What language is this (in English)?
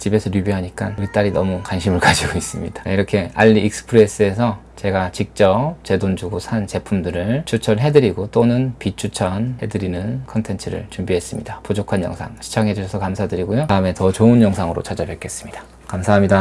Korean